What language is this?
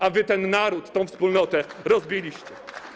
Polish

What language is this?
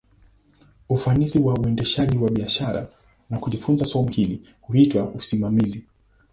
Swahili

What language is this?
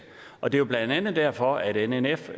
Danish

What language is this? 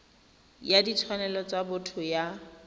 Tswana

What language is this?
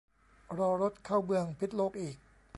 Thai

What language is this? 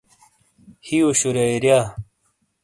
Shina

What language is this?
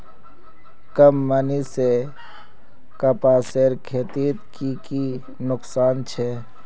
Magahi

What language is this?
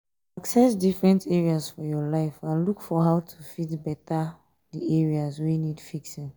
Nigerian Pidgin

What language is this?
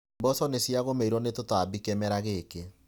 Kikuyu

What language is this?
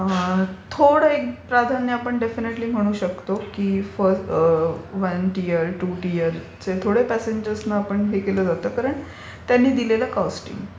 Marathi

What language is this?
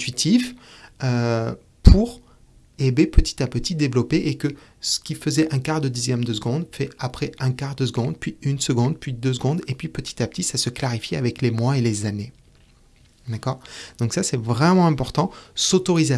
French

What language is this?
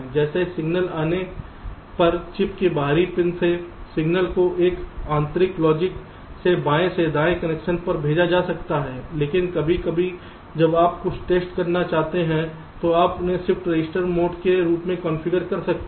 Hindi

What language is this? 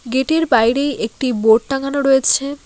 Bangla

